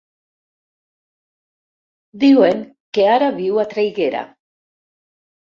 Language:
Catalan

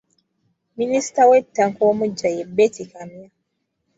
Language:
Ganda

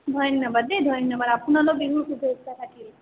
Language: Assamese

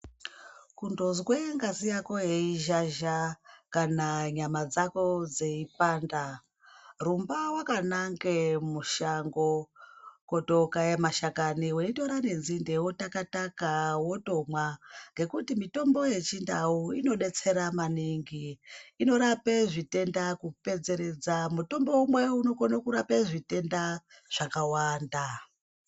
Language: Ndau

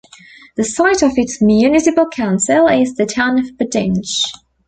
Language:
English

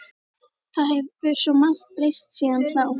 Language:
Icelandic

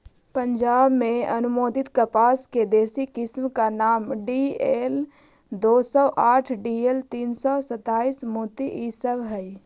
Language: Magahi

